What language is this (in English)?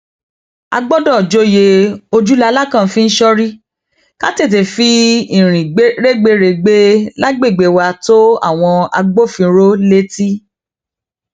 Yoruba